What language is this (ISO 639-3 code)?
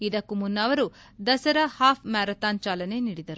kan